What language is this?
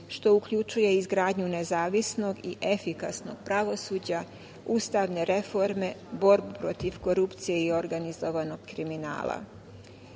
Serbian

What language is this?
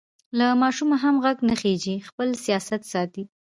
Pashto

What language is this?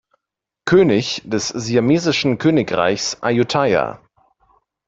German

